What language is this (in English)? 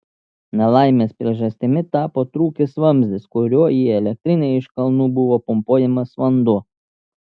Lithuanian